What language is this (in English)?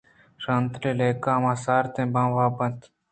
Eastern Balochi